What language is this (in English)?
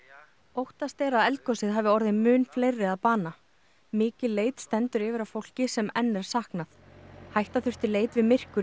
Icelandic